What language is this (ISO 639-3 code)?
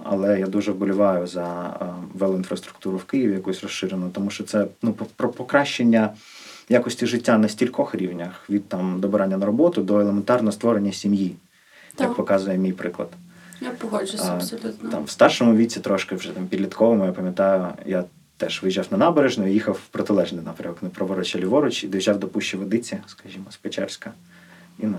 ukr